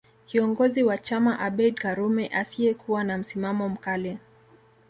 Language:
Swahili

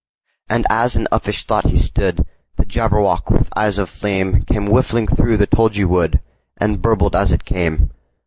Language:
English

